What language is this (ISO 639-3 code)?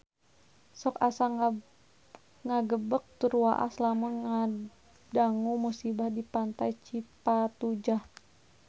sun